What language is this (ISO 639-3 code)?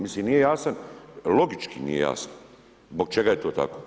hrv